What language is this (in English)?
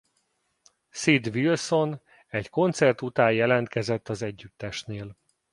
Hungarian